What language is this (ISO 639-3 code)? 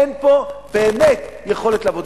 heb